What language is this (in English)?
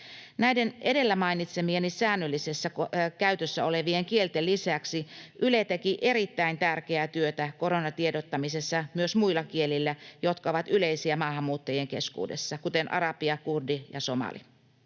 Finnish